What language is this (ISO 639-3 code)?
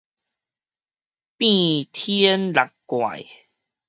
nan